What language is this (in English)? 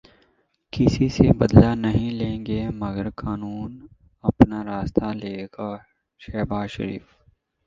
Urdu